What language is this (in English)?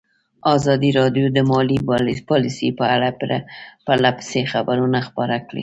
Pashto